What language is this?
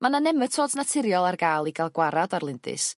Welsh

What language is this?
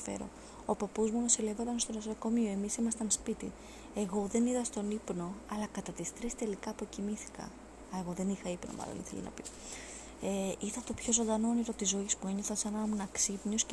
Greek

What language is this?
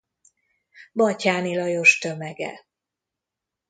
Hungarian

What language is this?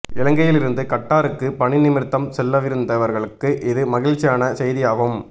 Tamil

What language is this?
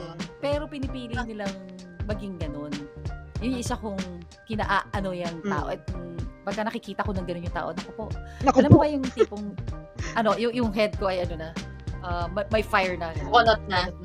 Filipino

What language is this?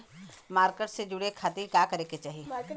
Bhojpuri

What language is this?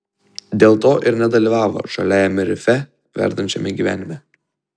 Lithuanian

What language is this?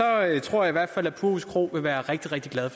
Danish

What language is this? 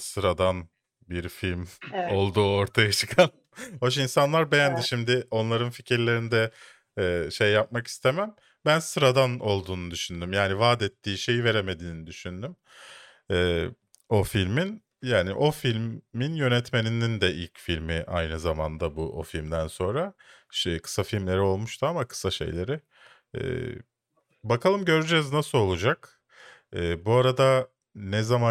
Turkish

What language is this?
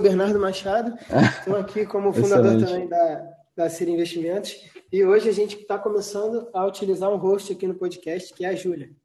Portuguese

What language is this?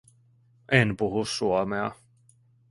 Finnish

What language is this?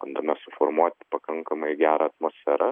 Lithuanian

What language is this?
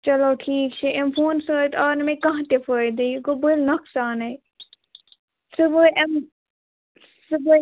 Kashmiri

